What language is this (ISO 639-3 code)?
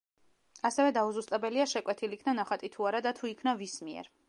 kat